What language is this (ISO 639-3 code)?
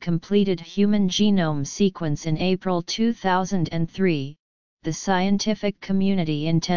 eng